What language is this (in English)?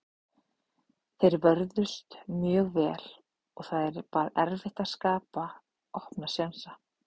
Icelandic